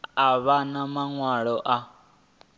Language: Venda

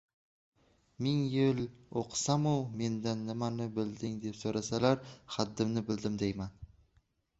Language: Uzbek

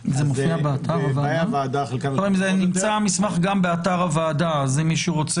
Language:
Hebrew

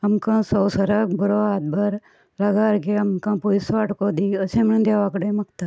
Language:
Konkani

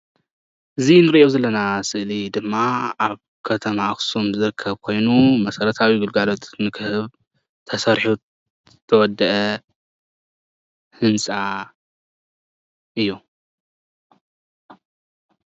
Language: Tigrinya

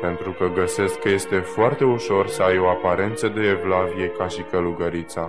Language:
Romanian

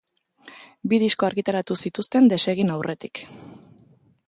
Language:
Basque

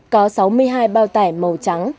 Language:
Vietnamese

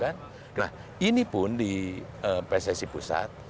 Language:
Indonesian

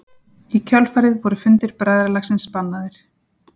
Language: Icelandic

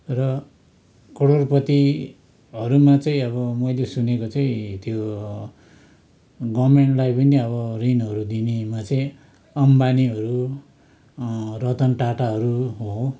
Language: Nepali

